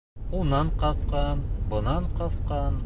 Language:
Bashkir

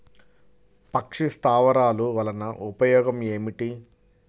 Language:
Telugu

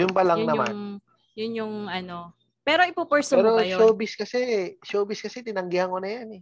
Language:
Filipino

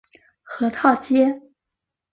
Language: Chinese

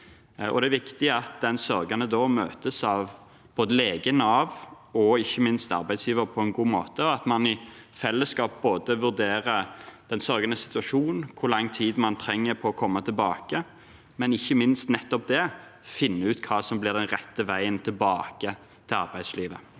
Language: Norwegian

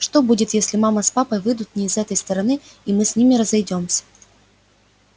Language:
Russian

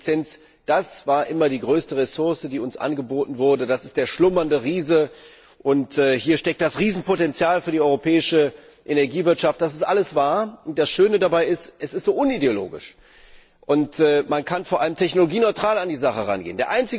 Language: German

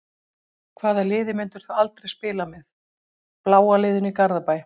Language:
Icelandic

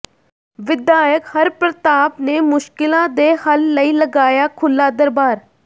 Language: Punjabi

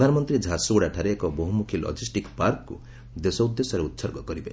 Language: Odia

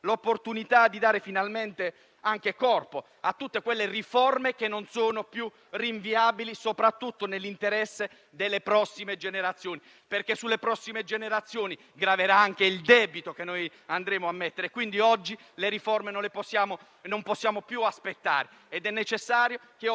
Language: Italian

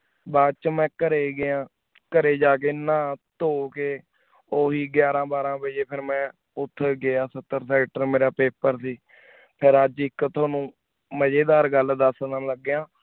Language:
Punjabi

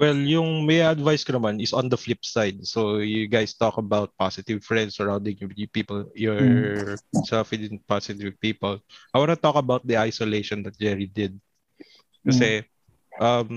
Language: Filipino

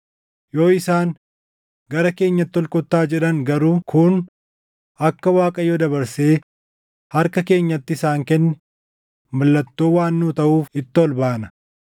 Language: Oromo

